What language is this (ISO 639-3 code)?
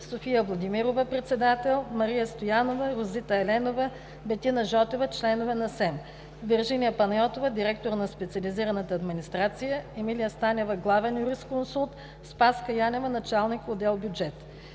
bul